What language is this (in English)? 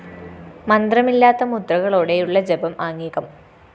Malayalam